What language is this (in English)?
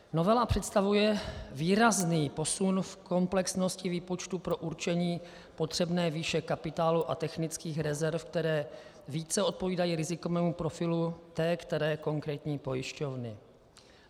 Czech